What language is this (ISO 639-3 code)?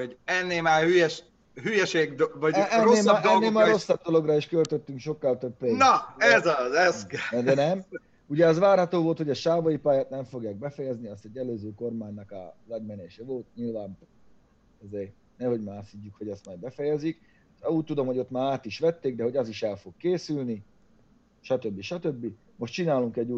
hun